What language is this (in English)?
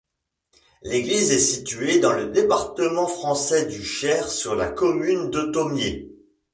French